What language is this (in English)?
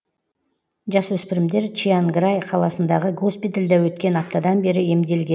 Kazakh